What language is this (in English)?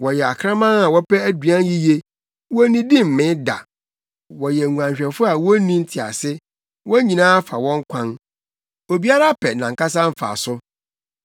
Akan